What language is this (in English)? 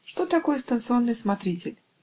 Russian